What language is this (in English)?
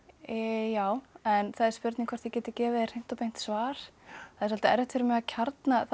Icelandic